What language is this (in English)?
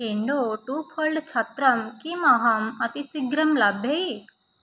Sanskrit